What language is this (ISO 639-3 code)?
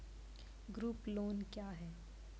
mai